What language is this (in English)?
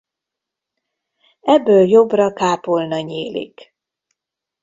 Hungarian